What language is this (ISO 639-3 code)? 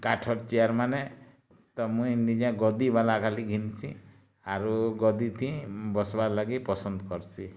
ori